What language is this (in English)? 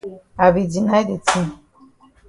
Cameroon Pidgin